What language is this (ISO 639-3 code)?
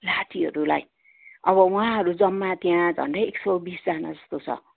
nep